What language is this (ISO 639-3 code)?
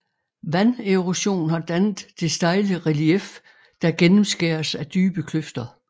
dan